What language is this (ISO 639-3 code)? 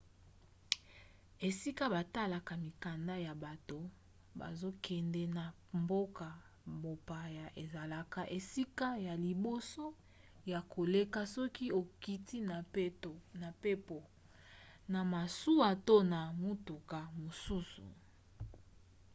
lin